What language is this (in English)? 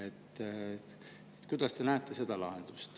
Estonian